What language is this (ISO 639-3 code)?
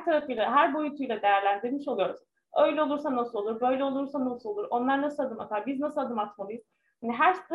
tur